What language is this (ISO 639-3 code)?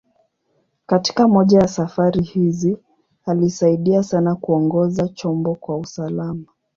swa